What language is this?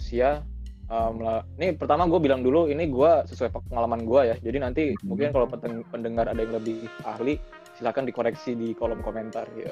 Indonesian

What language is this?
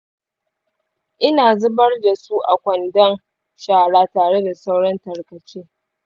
Hausa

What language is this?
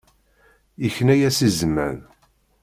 Kabyle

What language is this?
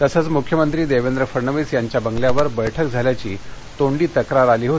Marathi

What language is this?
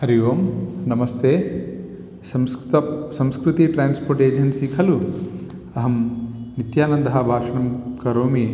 Sanskrit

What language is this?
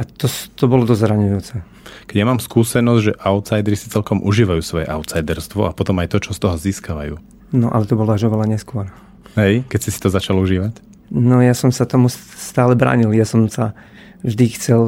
Slovak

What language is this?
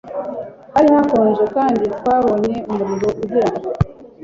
Kinyarwanda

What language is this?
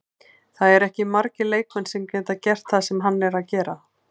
Icelandic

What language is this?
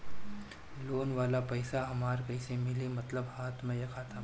Bhojpuri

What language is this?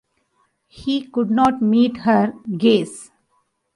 English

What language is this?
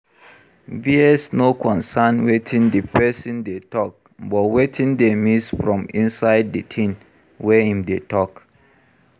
Nigerian Pidgin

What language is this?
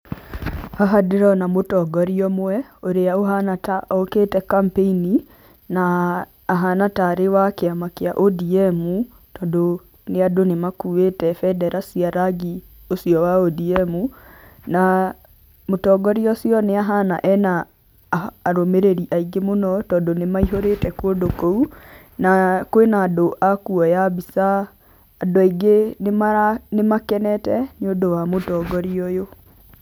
Kikuyu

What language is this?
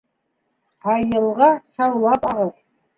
Bashkir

